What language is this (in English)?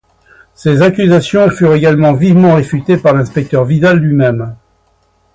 French